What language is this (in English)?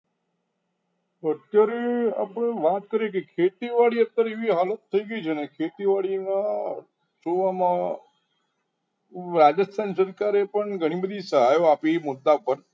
Gujarati